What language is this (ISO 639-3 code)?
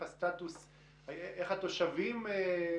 heb